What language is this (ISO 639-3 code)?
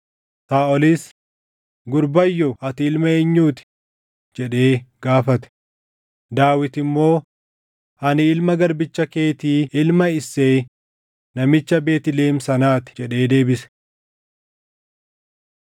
orm